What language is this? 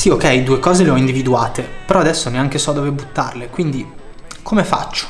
Italian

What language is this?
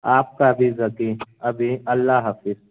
Urdu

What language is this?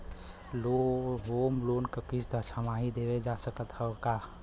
Bhojpuri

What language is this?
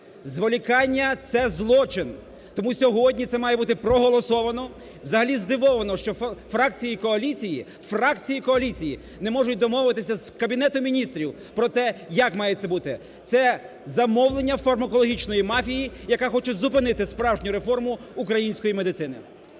Ukrainian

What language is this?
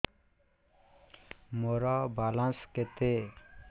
Odia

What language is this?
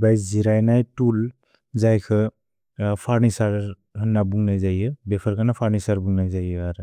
Bodo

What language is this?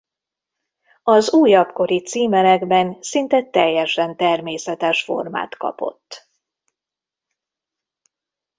Hungarian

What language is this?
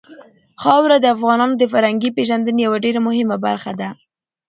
Pashto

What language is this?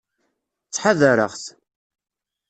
Kabyle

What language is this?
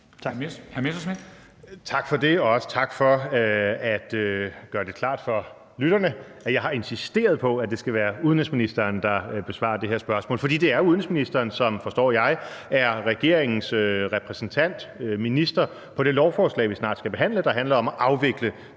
Danish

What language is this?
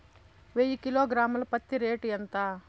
Telugu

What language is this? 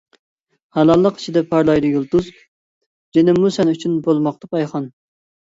Uyghur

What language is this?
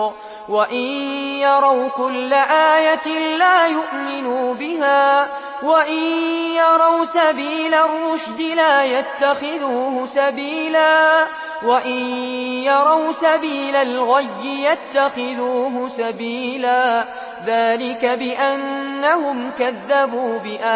Arabic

